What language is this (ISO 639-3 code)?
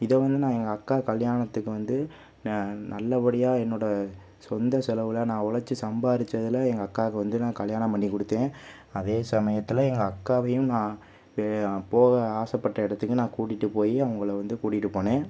tam